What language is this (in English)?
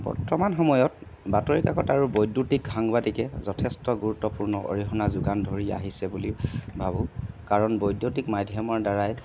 Assamese